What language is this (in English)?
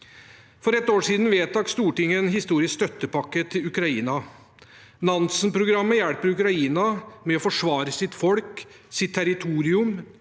Norwegian